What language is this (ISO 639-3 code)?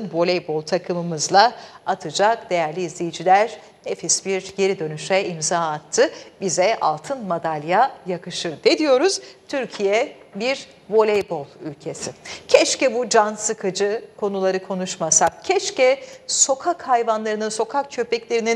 tur